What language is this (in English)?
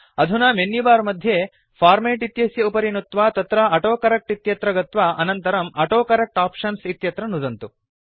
Sanskrit